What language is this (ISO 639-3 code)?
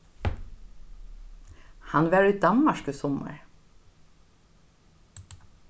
fao